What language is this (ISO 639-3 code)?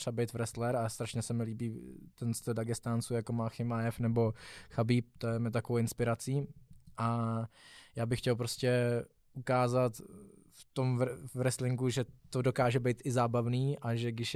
ces